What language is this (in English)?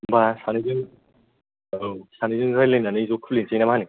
Bodo